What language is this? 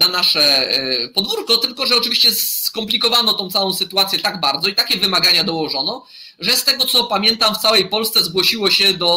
Polish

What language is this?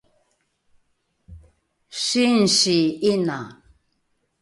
Rukai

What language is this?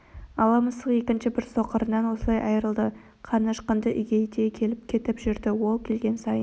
Kazakh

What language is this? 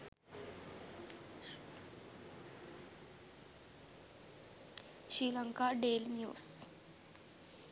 Sinhala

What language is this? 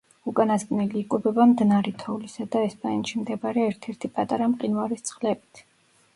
Georgian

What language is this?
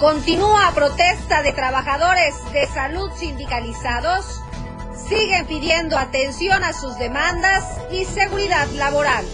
Spanish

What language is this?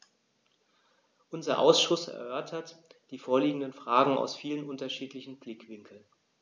German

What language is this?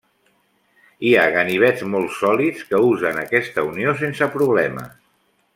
Catalan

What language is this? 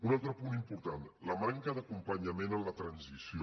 Catalan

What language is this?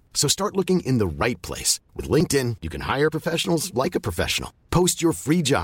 Filipino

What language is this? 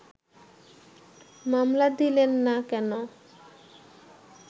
Bangla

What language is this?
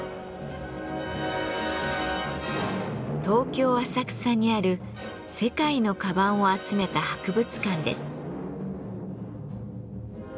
Japanese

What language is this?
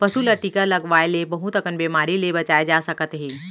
Chhattisgarhi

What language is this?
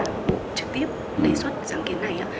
Vietnamese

